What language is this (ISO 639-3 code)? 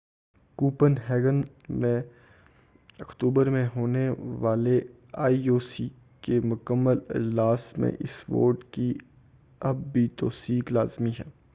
urd